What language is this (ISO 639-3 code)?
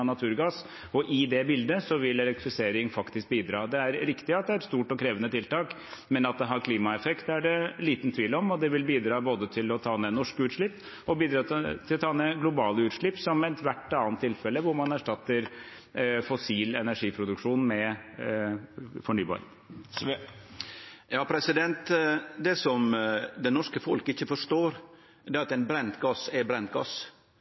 nor